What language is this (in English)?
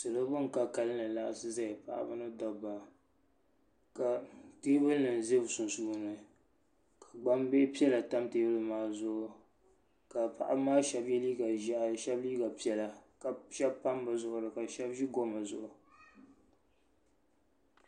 Dagbani